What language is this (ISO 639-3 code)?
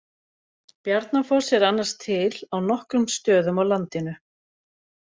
isl